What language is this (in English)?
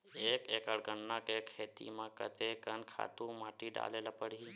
Chhattisgarhi